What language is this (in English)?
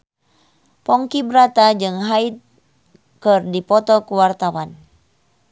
Sundanese